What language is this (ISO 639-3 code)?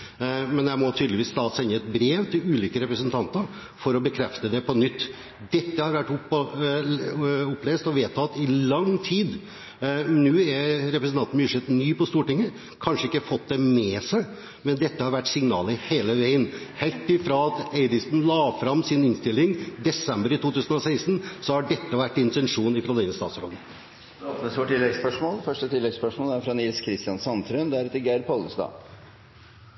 nor